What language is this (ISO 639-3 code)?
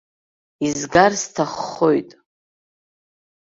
abk